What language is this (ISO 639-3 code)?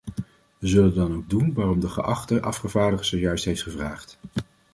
nld